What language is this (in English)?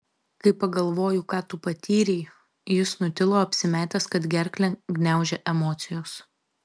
Lithuanian